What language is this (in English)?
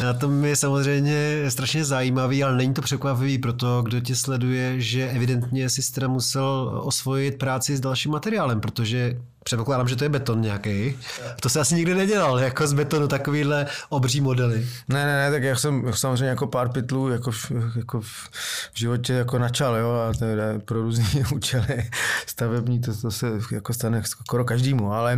Czech